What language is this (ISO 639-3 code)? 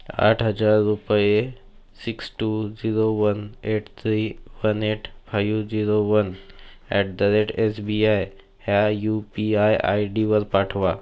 mar